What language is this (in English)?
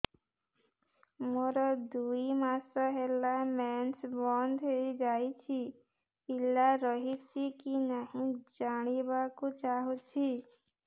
Odia